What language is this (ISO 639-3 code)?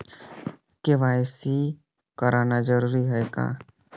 hne